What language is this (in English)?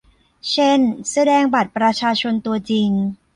Thai